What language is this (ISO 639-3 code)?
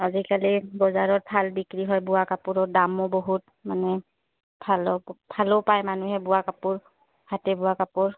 asm